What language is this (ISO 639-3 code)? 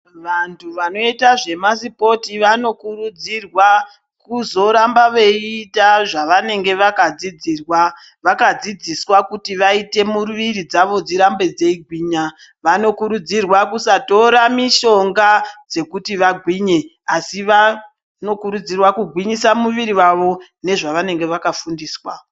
ndc